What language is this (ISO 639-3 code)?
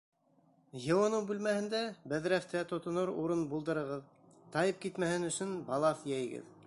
bak